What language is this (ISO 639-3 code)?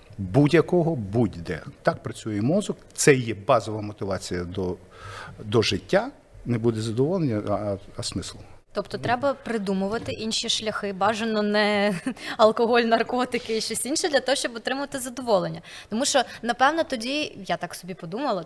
ukr